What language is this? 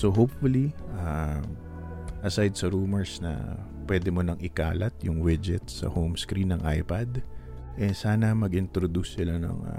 Filipino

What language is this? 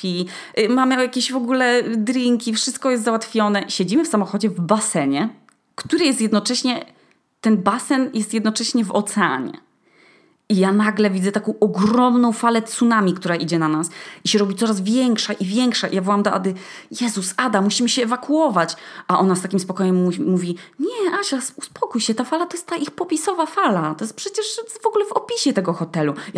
Polish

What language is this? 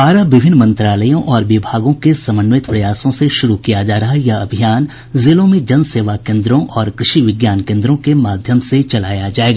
Hindi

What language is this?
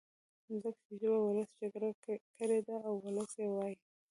Pashto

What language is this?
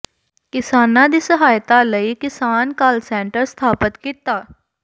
Punjabi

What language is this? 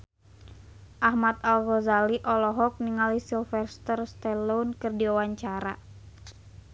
Sundanese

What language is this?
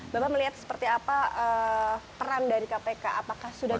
Indonesian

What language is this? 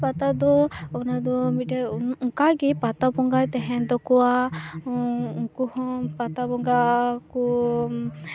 Santali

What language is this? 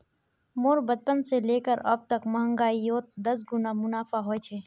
Magahi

